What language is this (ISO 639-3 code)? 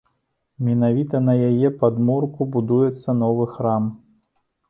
bel